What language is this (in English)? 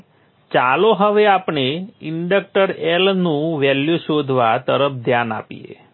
Gujarati